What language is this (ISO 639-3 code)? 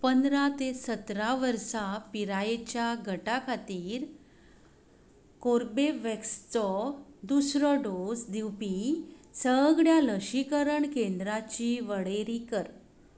kok